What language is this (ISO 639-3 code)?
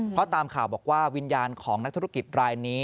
tha